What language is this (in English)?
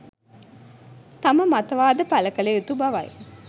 Sinhala